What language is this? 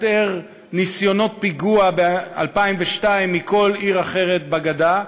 Hebrew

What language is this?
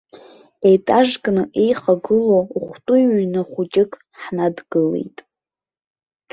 Abkhazian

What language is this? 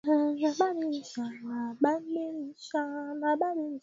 Swahili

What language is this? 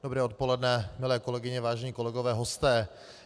Czech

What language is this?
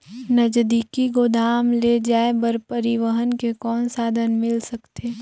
Chhattisgarhi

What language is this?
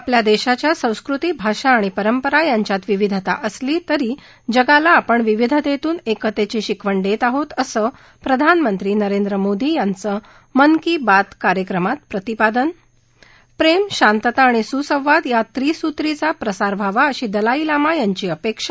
Marathi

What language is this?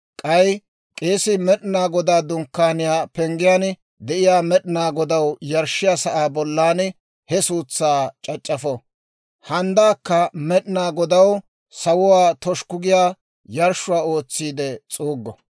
Dawro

